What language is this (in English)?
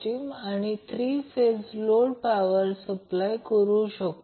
Marathi